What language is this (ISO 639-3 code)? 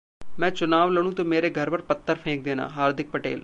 hin